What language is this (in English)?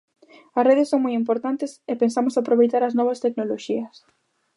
Galician